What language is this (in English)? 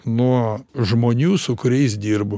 Lithuanian